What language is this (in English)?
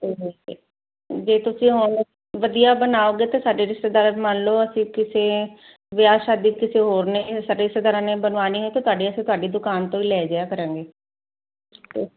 Punjabi